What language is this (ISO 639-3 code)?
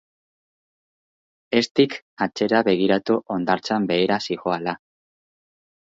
eus